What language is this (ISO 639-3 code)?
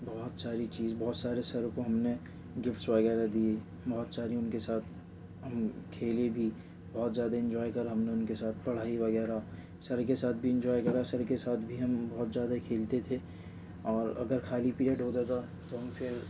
urd